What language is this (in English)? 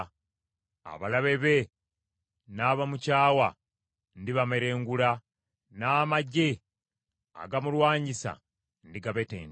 Ganda